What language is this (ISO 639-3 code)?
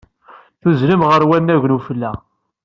kab